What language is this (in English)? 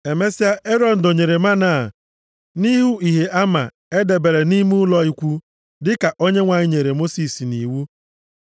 Igbo